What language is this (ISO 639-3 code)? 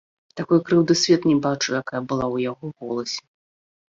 bel